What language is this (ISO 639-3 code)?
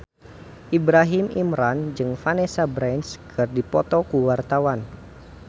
sun